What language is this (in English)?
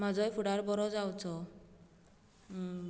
Konkani